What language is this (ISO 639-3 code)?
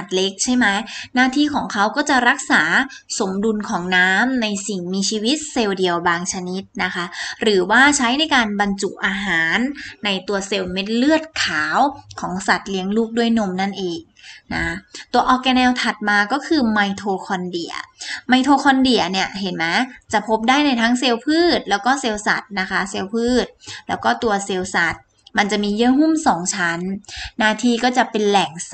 tha